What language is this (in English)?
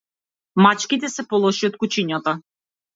Macedonian